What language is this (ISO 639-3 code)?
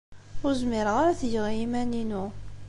kab